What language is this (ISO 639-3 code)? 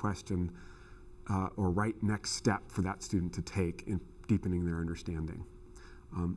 eng